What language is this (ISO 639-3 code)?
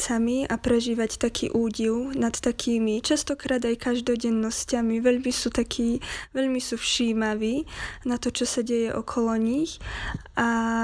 slk